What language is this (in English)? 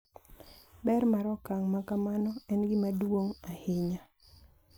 Luo (Kenya and Tanzania)